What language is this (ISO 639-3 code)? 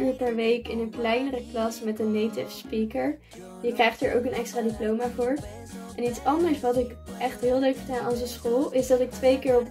nld